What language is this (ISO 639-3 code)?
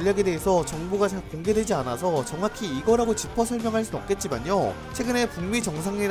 kor